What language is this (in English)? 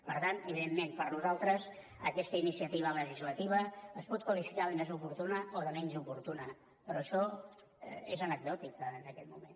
Catalan